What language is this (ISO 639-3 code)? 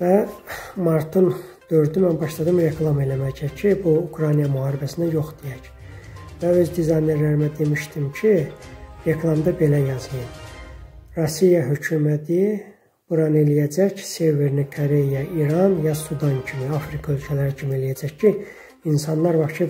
tur